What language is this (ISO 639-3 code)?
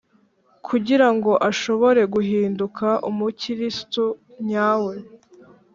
kin